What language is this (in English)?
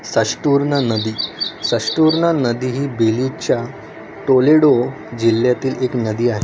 Marathi